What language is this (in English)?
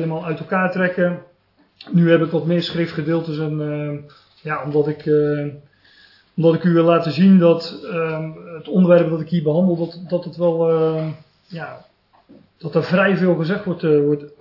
Dutch